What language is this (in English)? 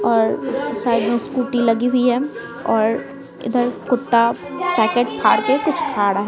Hindi